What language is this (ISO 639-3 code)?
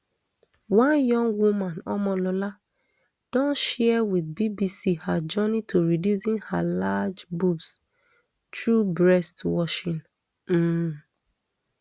pcm